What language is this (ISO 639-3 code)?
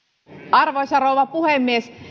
fin